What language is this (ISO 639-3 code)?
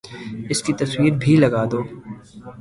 urd